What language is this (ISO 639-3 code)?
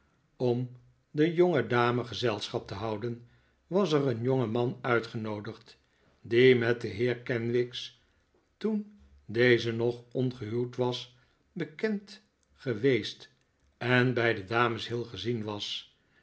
nld